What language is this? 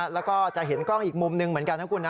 Thai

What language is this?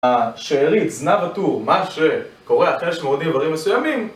Hebrew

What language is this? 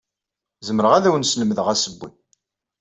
Kabyle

